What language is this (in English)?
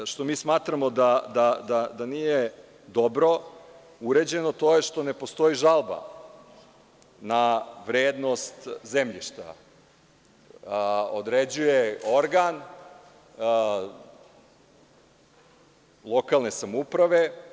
Serbian